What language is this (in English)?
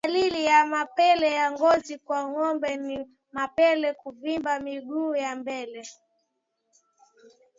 Swahili